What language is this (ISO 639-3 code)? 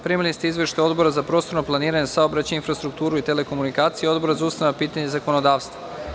srp